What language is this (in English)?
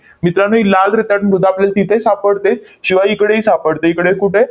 Marathi